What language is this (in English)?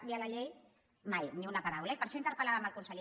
Catalan